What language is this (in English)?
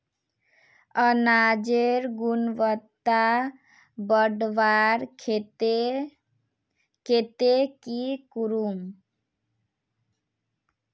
Magahi